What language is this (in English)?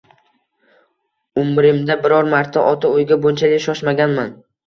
Uzbek